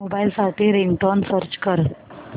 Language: Marathi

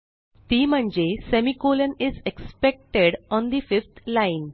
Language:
Marathi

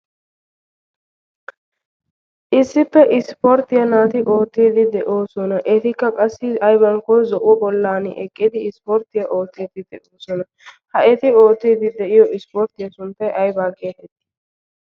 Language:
Wolaytta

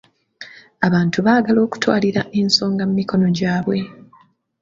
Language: Ganda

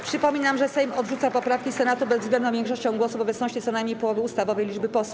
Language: Polish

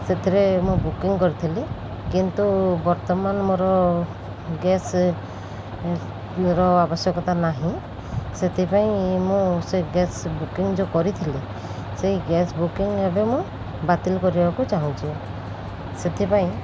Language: Odia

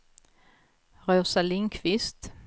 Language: Swedish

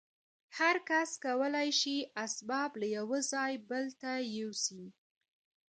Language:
Pashto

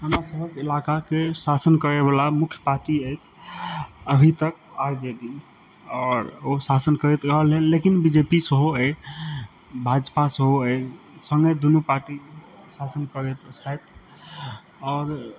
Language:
Maithili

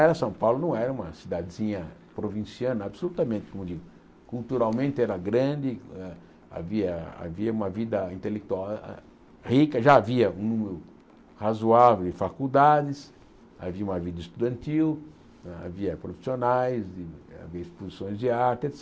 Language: Portuguese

